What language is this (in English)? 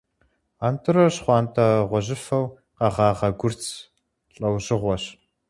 Kabardian